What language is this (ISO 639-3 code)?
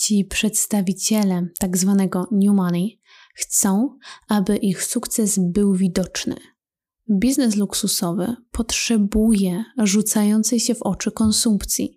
pol